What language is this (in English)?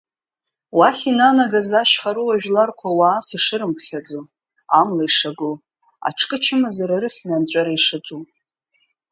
Abkhazian